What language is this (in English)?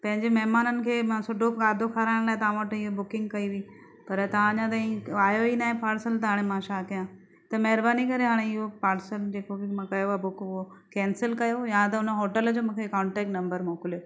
Sindhi